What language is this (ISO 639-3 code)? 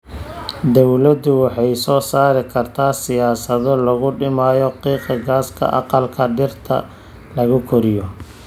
som